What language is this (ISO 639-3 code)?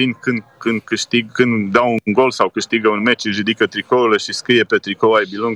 ron